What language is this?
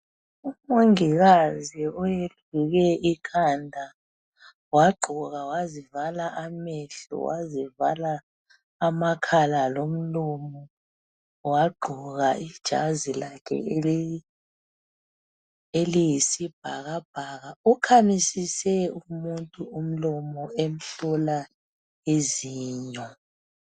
North Ndebele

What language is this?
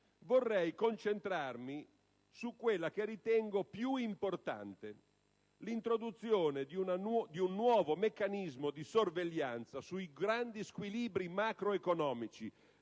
Italian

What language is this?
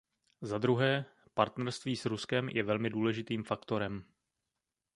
Czech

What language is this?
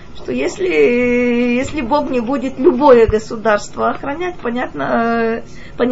Russian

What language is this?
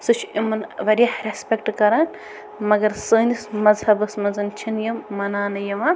Kashmiri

